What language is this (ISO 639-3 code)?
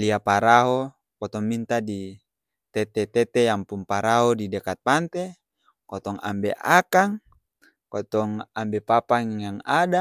abs